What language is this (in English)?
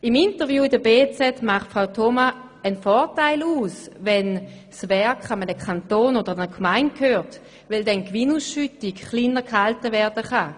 Swiss German